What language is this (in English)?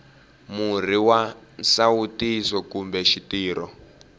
Tsonga